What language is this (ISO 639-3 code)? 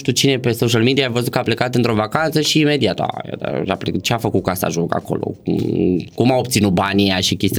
ron